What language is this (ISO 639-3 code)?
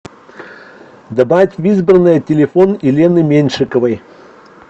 rus